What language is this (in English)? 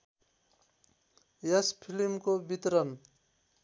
Nepali